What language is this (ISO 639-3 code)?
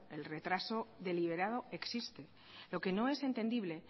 spa